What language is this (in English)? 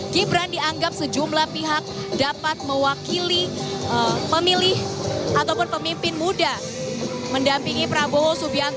Indonesian